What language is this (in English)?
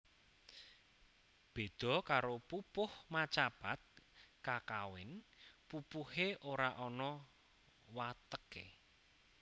Javanese